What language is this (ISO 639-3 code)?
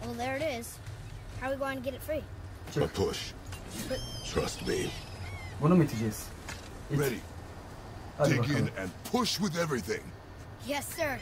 tur